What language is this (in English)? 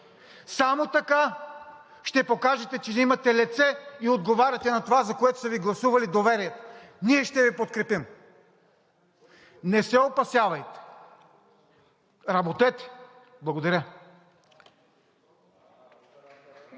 Bulgarian